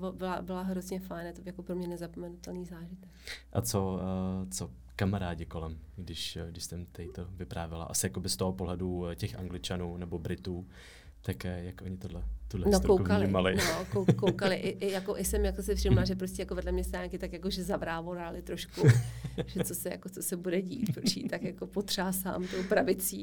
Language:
Czech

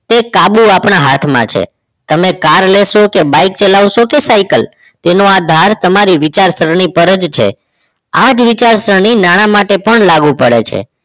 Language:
Gujarati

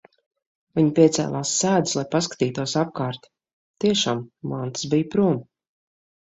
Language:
Latvian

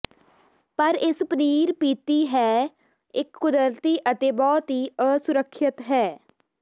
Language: Punjabi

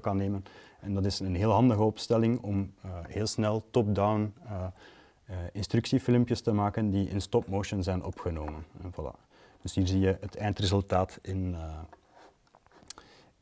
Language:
Dutch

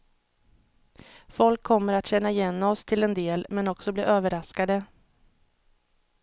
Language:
Swedish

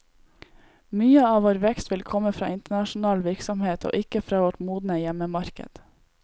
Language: Norwegian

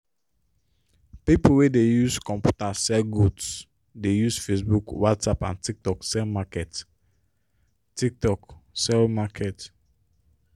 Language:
Nigerian Pidgin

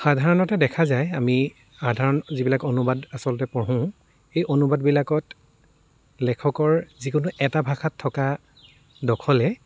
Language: Assamese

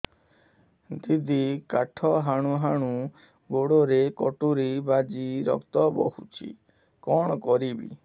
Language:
Odia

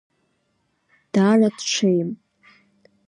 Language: Abkhazian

